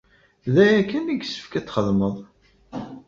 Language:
Kabyle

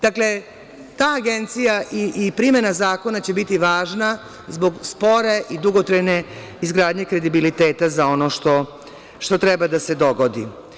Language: Serbian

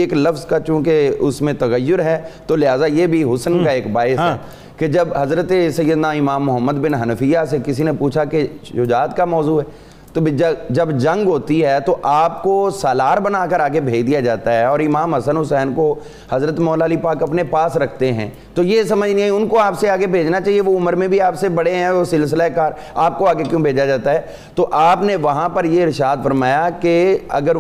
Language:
Urdu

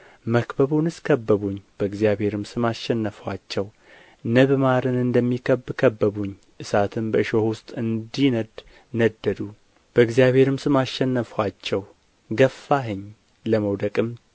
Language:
Amharic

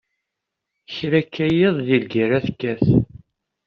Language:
Kabyle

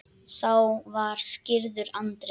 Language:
Icelandic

